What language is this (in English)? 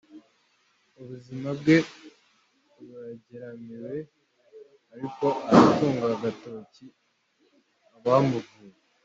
Kinyarwanda